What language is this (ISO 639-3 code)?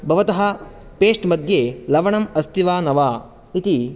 san